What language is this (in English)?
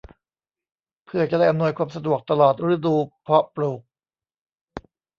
Thai